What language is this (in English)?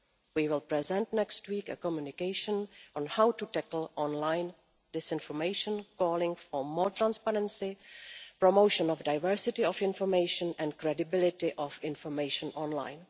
English